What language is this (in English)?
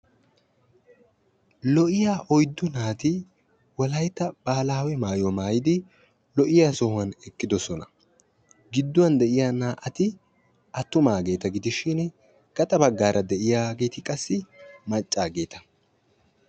Wolaytta